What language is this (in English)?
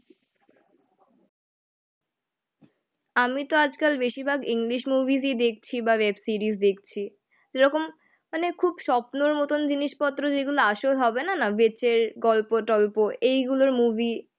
Bangla